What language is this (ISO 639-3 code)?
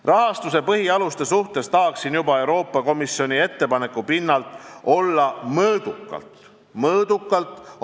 est